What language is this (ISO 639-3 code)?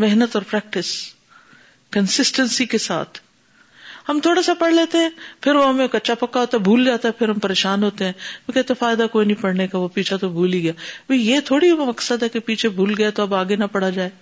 urd